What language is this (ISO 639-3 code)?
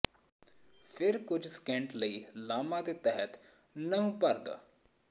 pan